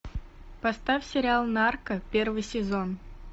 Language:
Russian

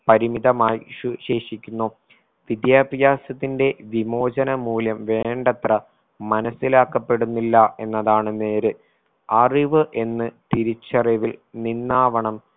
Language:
Malayalam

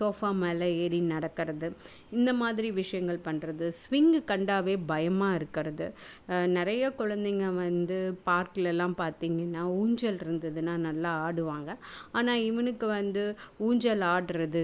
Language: Tamil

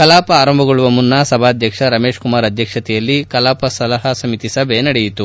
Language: Kannada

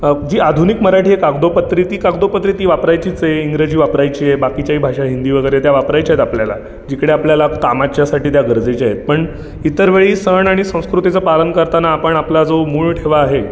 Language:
Marathi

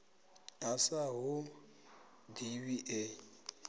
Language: Venda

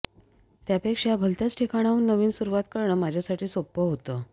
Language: Marathi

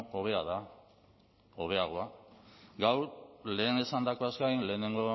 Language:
Basque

